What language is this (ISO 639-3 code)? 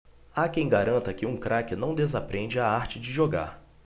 por